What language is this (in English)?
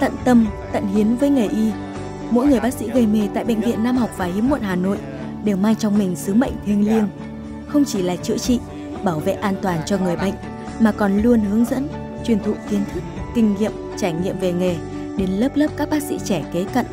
Vietnamese